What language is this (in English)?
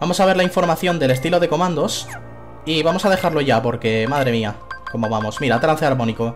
Spanish